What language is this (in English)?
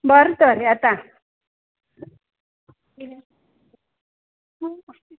Konkani